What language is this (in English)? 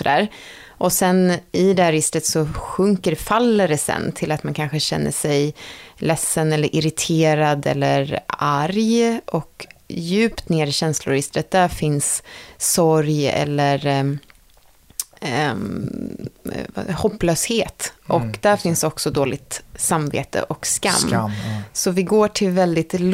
Swedish